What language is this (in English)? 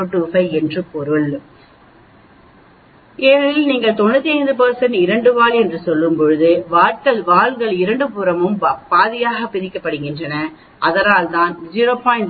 Tamil